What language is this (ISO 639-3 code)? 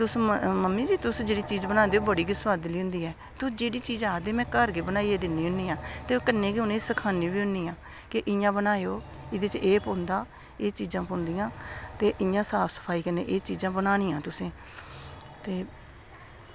doi